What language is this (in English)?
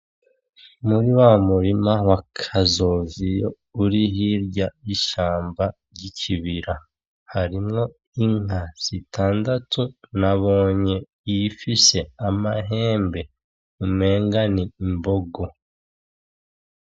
Rundi